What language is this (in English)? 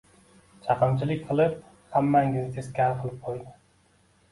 Uzbek